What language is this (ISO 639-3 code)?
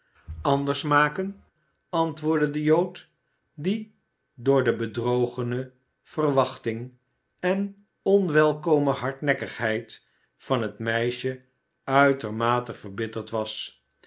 nld